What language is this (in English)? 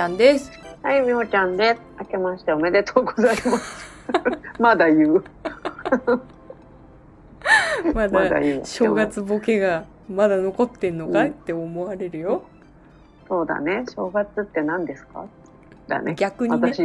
Japanese